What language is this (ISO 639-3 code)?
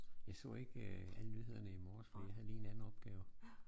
dan